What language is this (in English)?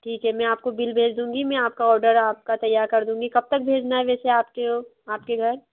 Hindi